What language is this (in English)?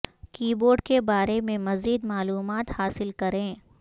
Urdu